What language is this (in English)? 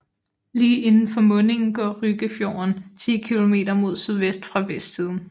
Danish